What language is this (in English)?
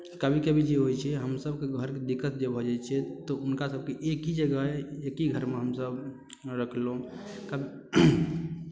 Maithili